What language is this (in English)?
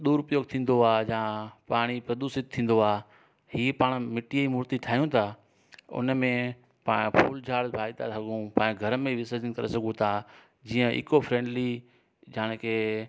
Sindhi